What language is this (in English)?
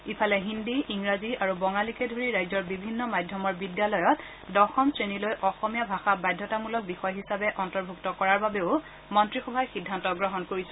Assamese